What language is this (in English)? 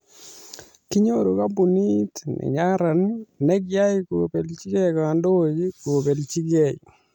Kalenjin